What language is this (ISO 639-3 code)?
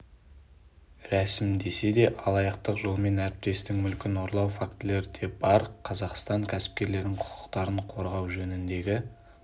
kaz